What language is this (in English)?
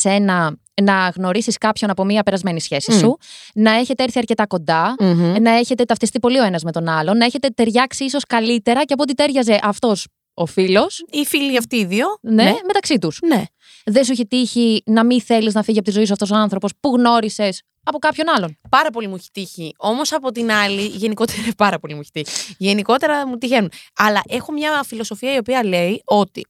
Greek